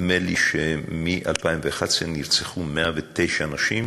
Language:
Hebrew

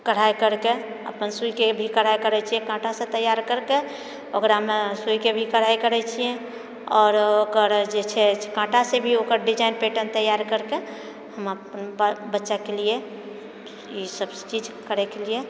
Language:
Maithili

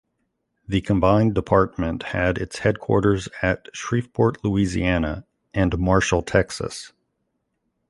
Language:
English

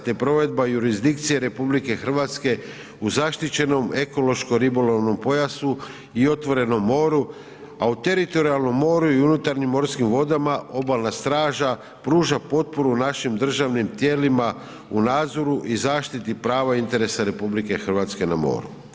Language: Croatian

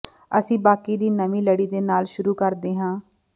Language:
Punjabi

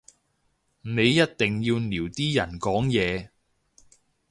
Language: Cantonese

